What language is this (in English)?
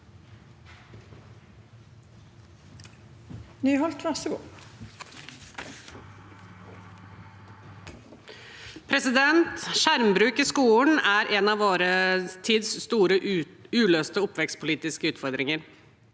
Norwegian